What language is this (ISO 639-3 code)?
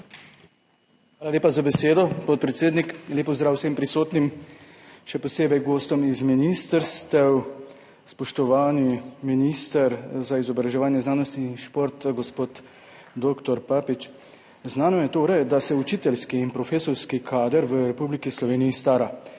slv